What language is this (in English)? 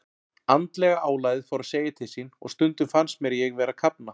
Icelandic